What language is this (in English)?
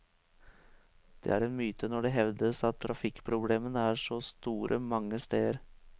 Norwegian